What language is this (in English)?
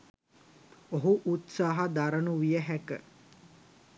Sinhala